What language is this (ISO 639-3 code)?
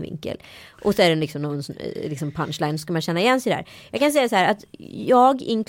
swe